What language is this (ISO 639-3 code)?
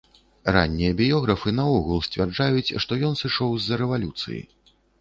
bel